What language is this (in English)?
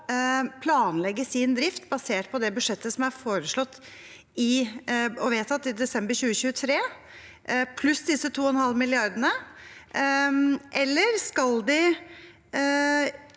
Norwegian